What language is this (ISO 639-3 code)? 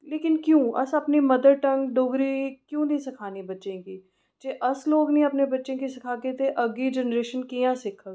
doi